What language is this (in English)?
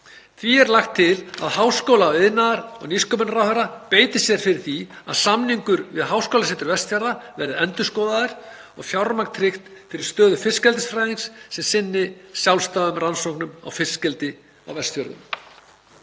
Icelandic